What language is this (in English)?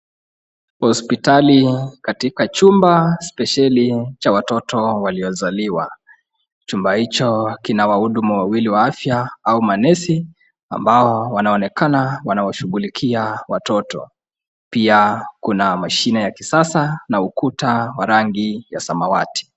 Swahili